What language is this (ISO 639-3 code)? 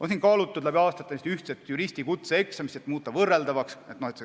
est